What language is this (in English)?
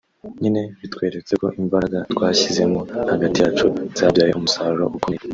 Kinyarwanda